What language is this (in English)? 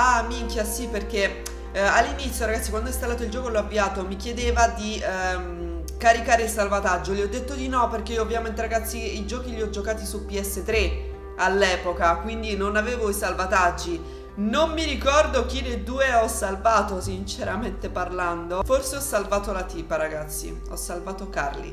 Italian